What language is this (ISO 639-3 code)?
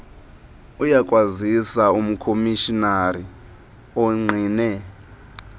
xho